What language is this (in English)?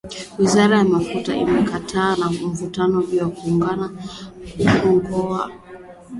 Swahili